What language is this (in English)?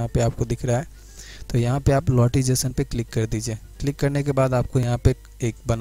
Hindi